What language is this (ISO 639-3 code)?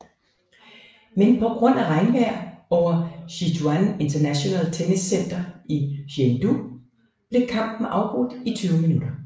dan